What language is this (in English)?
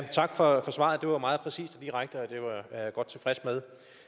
Danish